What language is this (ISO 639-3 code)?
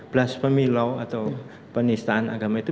ind